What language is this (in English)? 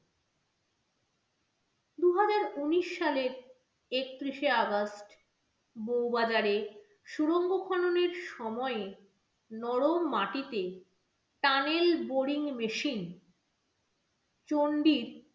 Bangla